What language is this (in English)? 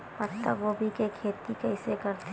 Chhattisgarhi